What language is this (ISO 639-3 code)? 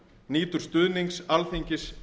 isl